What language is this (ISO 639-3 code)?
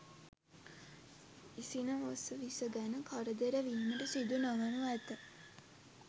sin